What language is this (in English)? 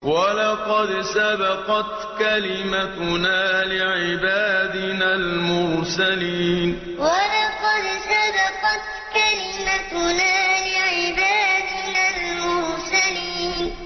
Arabic